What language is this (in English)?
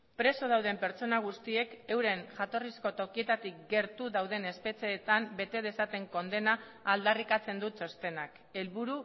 Basque